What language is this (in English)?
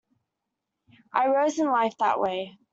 English